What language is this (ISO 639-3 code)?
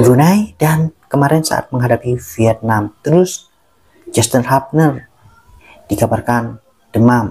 ind